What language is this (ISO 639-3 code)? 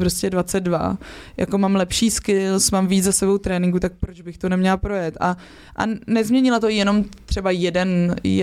ces